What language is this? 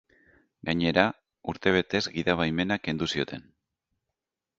Basque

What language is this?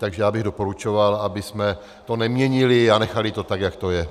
Czech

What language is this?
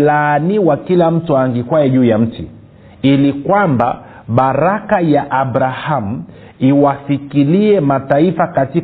Swahili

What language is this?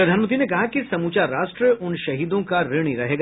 Hindi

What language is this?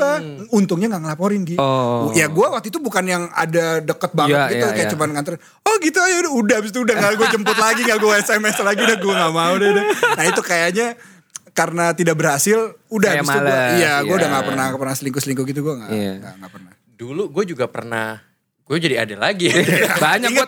Indonesian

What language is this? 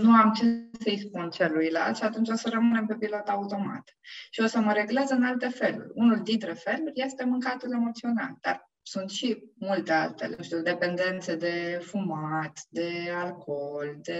Romanian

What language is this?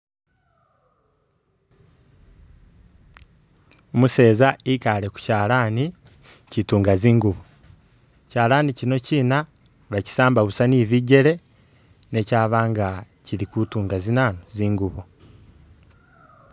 Masaaba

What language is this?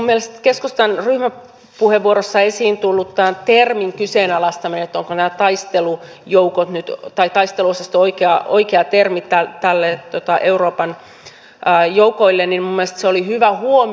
Finnish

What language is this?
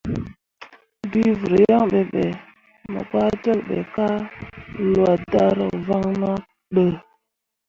Mundang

